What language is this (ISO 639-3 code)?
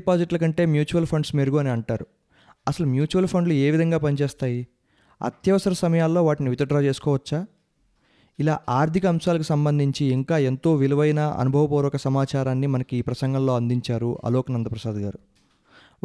tel